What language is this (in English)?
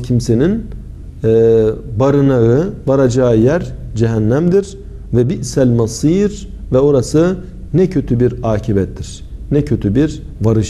Turkish